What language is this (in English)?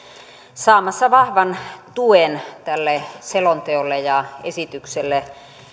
Finnish